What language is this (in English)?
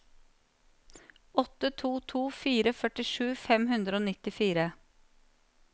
Norwegian